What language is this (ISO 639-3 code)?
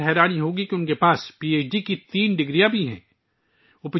urd